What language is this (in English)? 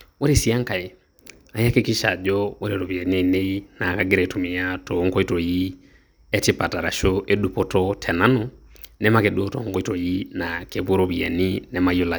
Masai